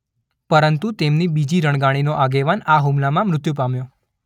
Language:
Gujarati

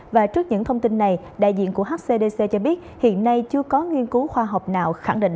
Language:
Vietnamese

